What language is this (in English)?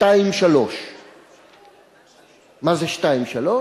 Hebrew